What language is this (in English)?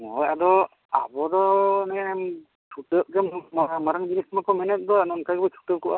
Santali